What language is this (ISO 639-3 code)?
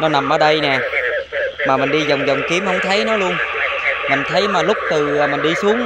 vie